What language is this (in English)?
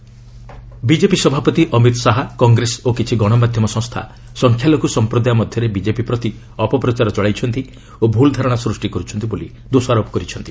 Odia